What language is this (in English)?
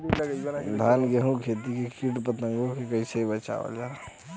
Bhojpuri